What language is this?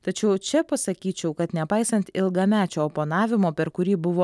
Lithuanian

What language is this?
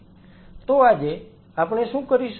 Gujarati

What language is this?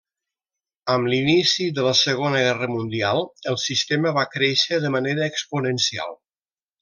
Catalan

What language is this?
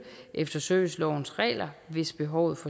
Danish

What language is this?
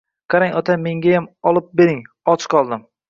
Uzbek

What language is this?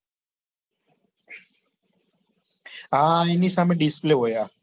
Gujarati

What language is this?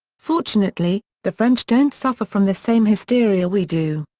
English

